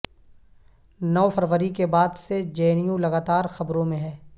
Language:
Urdu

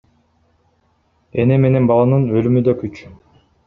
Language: Kyrgyz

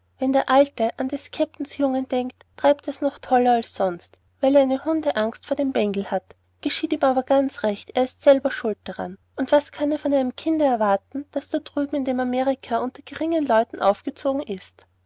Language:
German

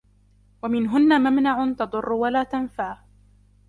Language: Arabic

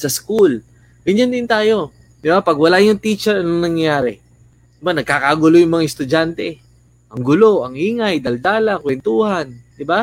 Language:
Filipino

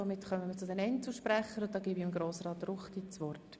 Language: Swiss German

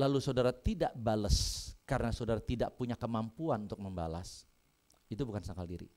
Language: Indonesian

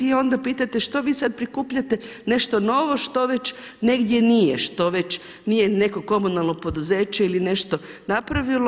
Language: Croatian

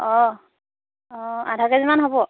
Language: Assamese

